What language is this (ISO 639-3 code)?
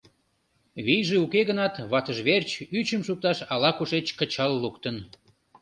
chm